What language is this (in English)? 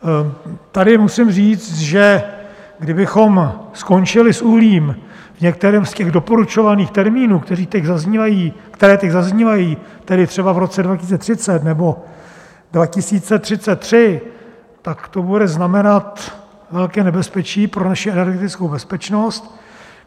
Czech